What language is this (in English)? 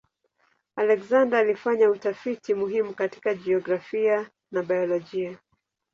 Swahili